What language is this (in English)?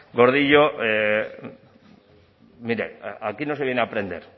Spanish